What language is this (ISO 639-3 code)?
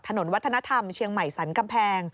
tha